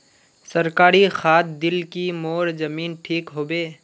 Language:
Magahi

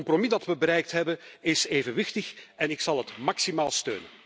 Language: Dutch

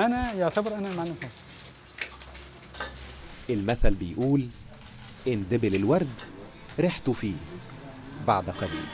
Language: Arabic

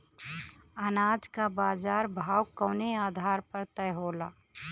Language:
Bhojpuri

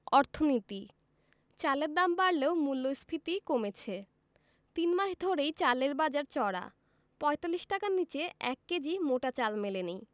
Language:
Bangla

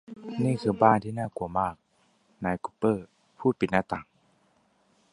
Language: Thai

